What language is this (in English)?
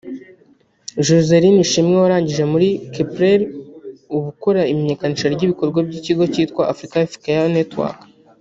Kinyarwanda